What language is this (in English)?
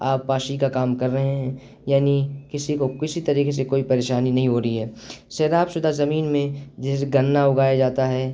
Urdu